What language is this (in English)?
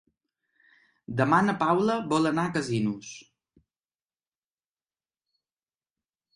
Catalan